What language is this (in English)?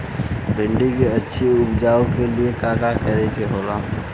Bhojpuri